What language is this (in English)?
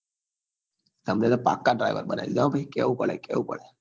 Gujarati